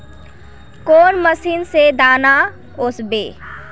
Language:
Magahi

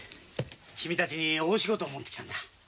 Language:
Japanese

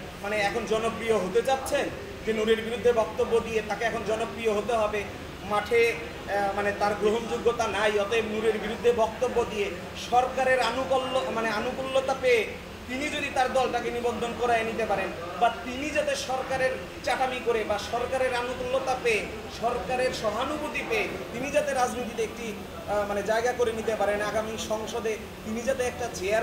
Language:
Turkish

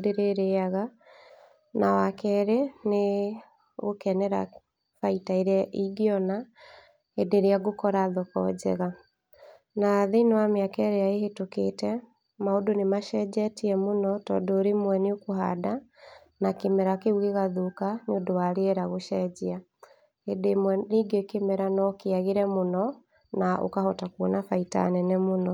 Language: Kikuyu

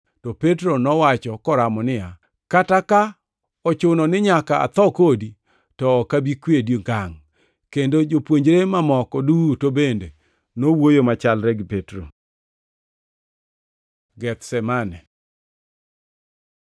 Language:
Luo (Kenya and Tanzania)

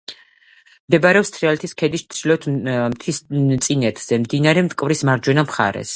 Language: Georgian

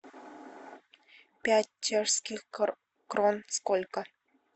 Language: Russian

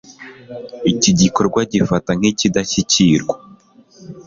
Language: Kinyarwanda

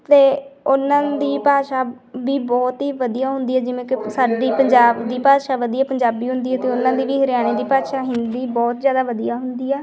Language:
Punjabi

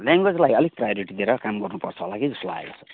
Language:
Nepali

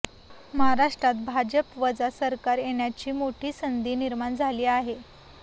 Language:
Marathi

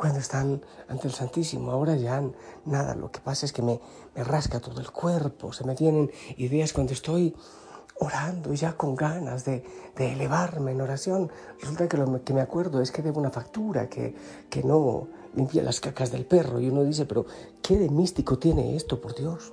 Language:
Spanish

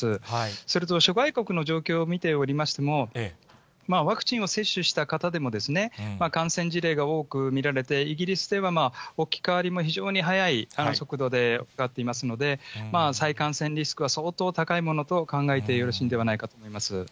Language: Japanese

